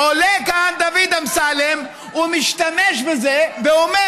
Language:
Hebrew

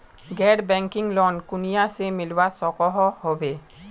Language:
Magahi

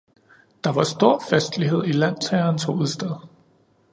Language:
Danish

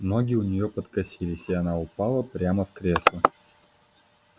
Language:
Russian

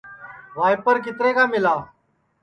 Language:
Sansi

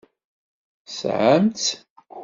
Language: Kabyle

